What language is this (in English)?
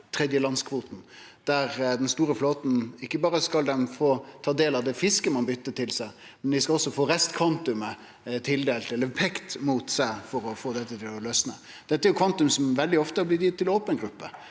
Norwegian